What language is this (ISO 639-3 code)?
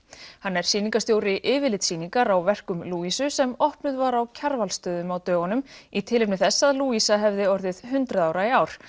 isl